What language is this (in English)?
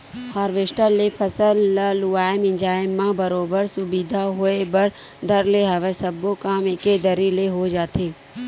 Chhattisgarhi